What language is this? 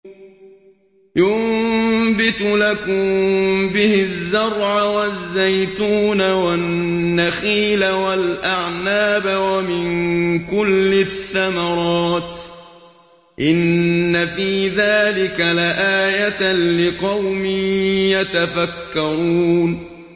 Arabic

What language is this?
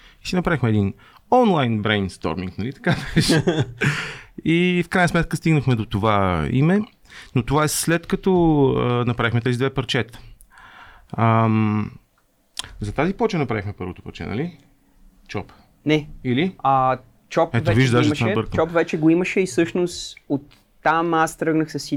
Bulgarian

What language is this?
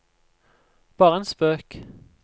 Norwegian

